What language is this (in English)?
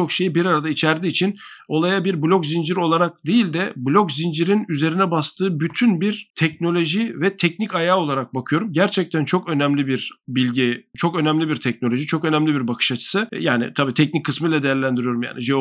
Turkish